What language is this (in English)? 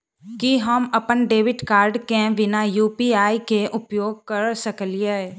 Maithili